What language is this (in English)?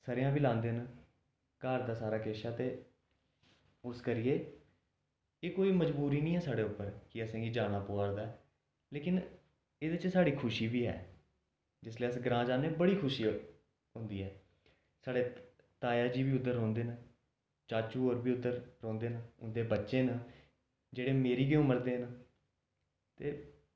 Dogri